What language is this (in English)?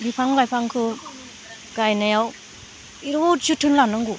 Bodo